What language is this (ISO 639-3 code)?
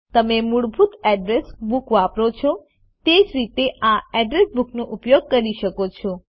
guj